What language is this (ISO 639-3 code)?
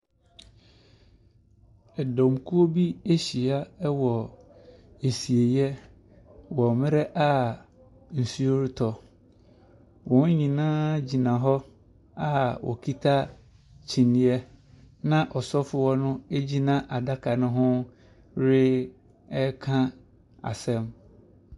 aka